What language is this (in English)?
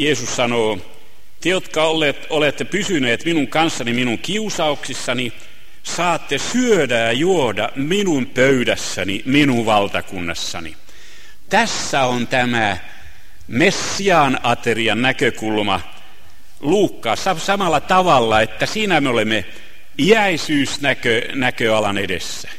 Finnish